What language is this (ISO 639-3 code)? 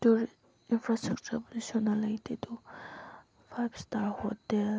mni